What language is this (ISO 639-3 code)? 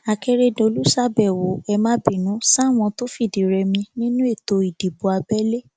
yor